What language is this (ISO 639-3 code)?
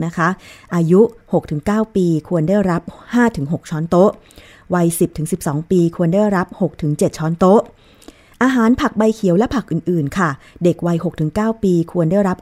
tha